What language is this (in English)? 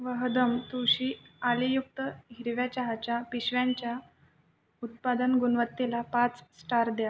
Marathi